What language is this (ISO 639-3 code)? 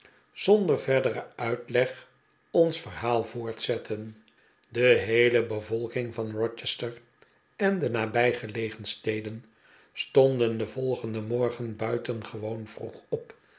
nld